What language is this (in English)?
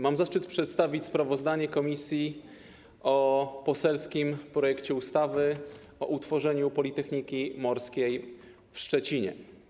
Polish